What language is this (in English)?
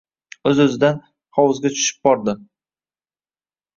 Uzbek